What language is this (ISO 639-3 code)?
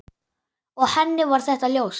isl